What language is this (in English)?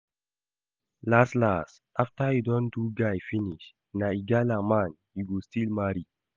Nigerian Pidgin